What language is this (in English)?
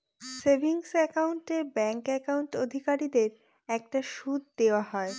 Bangla